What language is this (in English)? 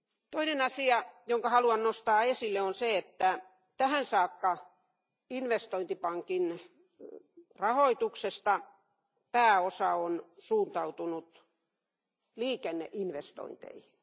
Finnish